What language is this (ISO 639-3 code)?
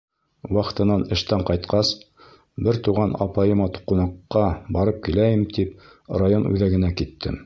bak